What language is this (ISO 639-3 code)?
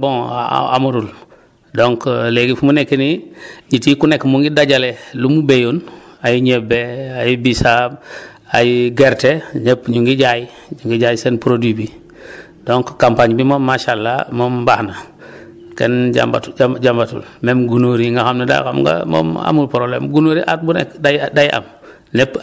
wol